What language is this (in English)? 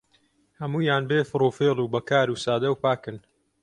Central Kurdish